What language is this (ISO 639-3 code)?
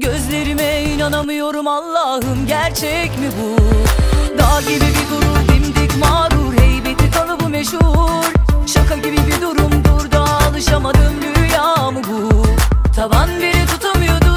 tur